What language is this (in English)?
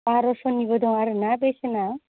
Bodo